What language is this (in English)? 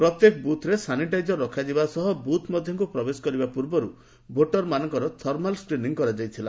Odia